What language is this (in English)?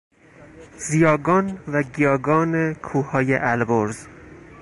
Persian